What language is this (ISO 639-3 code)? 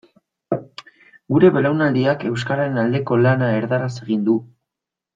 eus